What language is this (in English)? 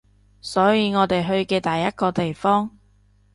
Cantonese